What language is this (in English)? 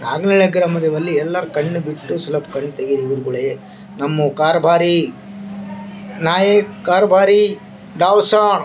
Kannada